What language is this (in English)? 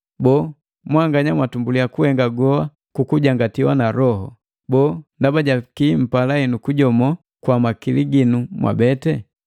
Matengo